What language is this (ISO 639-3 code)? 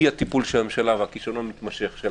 heb